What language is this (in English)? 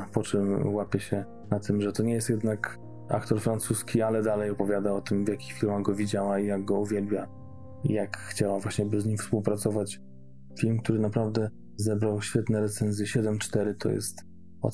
Polish